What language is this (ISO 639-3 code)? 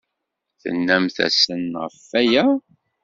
kab